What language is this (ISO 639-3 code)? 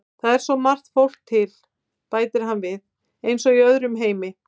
isl